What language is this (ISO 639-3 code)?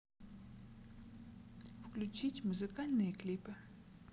rus